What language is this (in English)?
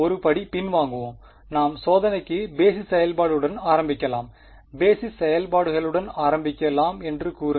Tamil